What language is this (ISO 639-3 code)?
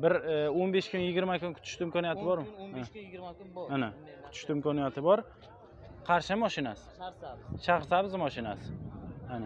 tur